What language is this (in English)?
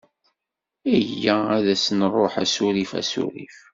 Kabyle